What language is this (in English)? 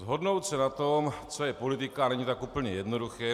Czech